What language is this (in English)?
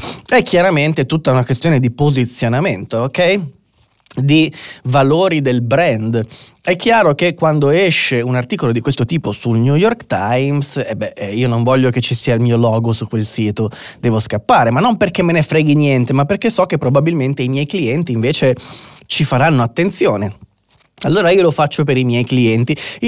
Italian